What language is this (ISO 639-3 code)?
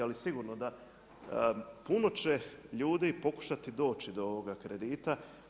hrv